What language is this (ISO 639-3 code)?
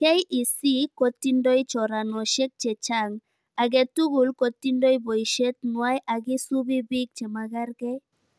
kln